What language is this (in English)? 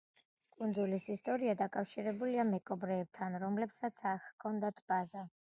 Georgian